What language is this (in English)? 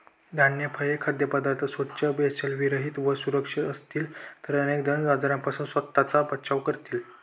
Marathi